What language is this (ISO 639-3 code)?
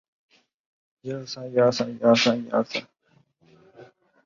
zho